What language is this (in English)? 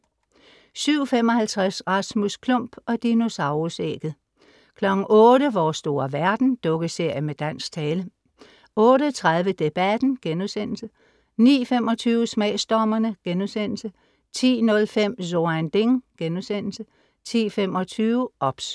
Danish